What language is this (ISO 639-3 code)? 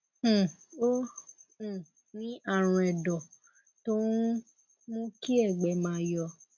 yor